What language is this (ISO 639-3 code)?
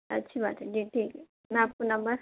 urd